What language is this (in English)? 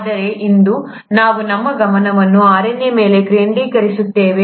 Kannada